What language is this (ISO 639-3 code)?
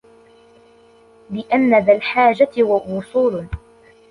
ara